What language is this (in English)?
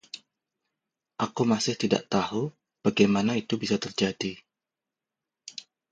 Indonesian